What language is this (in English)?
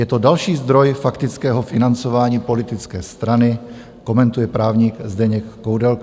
Czech